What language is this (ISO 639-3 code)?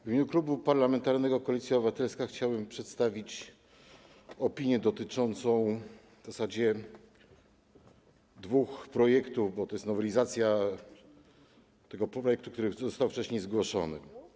pol